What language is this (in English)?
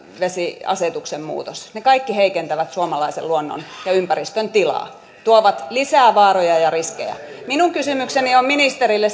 Finnish